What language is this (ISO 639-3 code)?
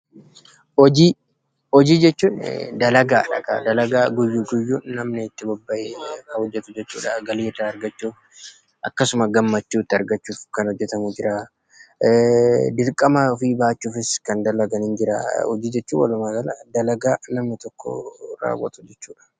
orm